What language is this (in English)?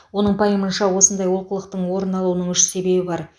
Kazakh